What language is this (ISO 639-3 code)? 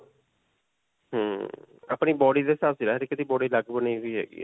pan